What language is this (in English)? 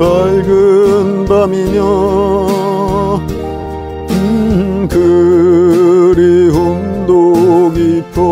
Korean